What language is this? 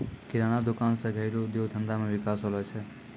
Maithili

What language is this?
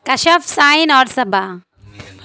Urdu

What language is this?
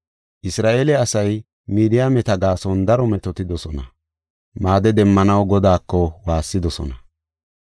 Gofa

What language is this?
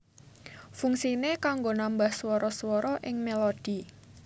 Javanese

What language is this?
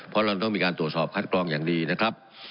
Thai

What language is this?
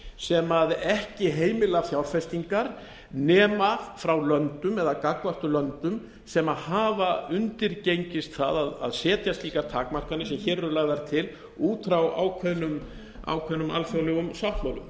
Icelandic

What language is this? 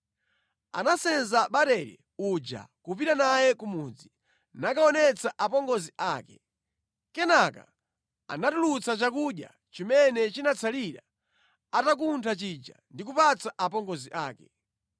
Nyanja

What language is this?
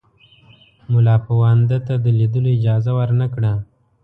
Pashto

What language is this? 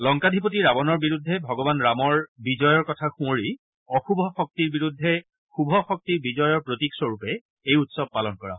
Assamese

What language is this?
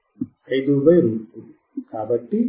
Telugu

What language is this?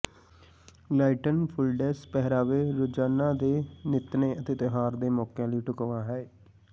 Punjabi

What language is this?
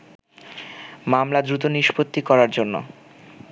Bangla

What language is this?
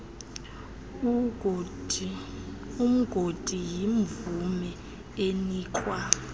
Xhosa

